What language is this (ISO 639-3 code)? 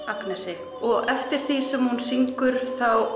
isl